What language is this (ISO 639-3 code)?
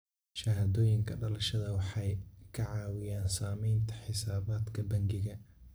som